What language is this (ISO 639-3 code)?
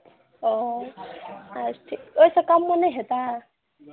mai